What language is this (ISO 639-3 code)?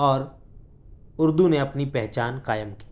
urd